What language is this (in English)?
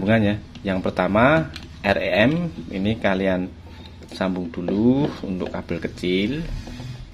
Indonesian